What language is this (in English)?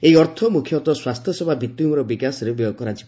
Odia